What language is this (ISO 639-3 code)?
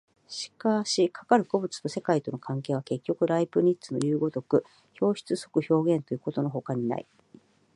jpn